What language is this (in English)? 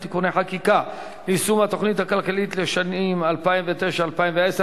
Hebrew